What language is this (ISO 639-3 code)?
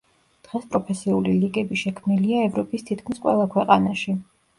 kat